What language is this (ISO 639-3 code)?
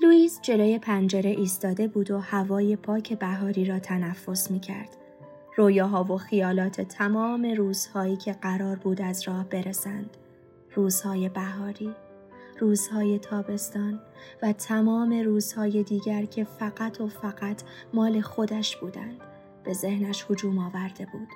fas